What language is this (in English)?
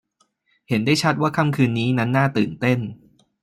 Thai